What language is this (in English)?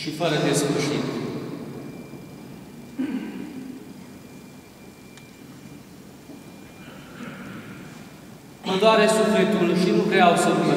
Romanian